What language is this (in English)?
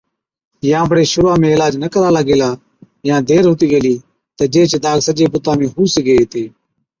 Od